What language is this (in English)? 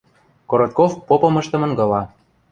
Western Mari